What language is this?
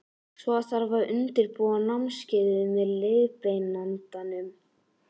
Icelandic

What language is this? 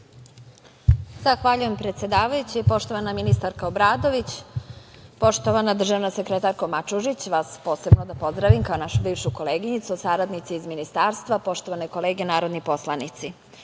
Serbian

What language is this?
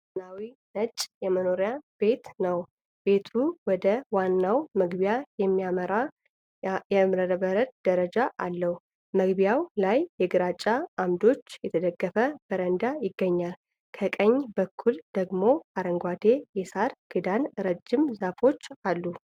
Amharic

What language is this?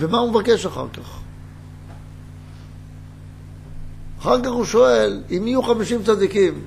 Hebrew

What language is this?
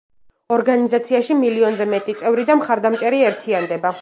Georgian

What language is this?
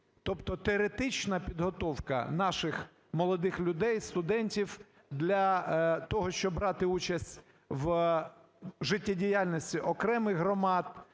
Ukrainian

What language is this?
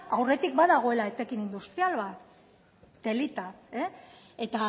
Basque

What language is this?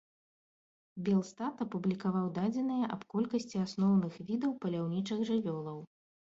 Belarusian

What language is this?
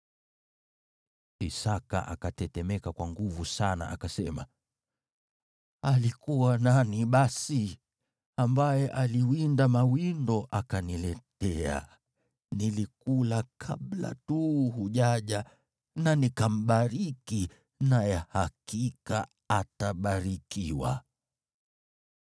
Swahili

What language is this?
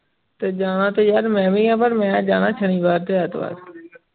Punjabi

